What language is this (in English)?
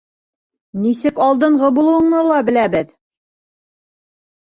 Bashkir